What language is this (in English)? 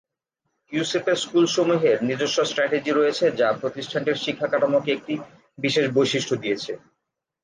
Bangla